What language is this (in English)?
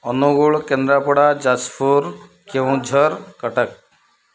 Odia